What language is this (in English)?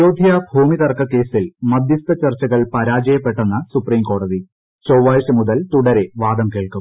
Malayalam